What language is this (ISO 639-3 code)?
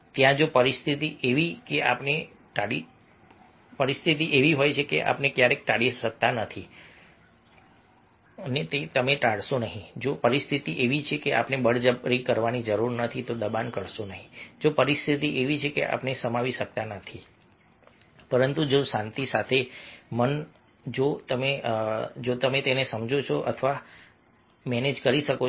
guj